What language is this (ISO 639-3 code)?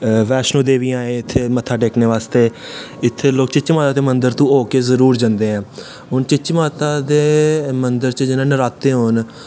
doi